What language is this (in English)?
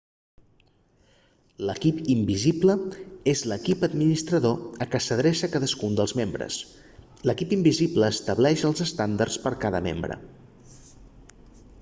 Catalan